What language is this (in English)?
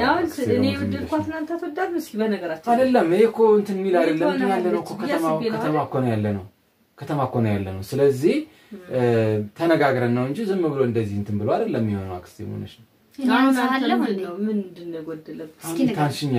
Arabic